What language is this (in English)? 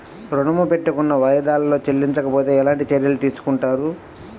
Telugu